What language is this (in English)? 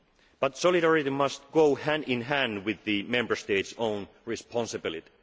English